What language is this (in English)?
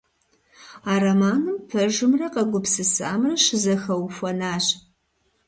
Kabardian